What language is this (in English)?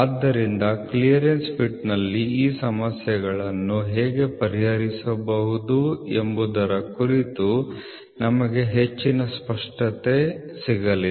Kannada